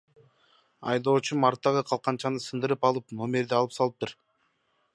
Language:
Kyrgyz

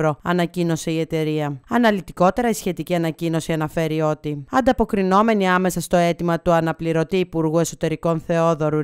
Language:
Greek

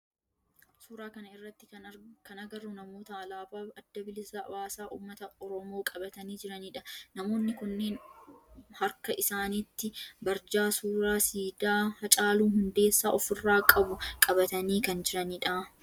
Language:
Oromo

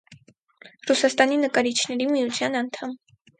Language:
Armenian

